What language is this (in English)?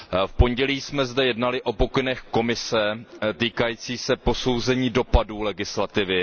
Czech